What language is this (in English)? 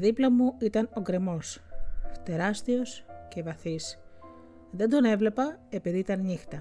Greek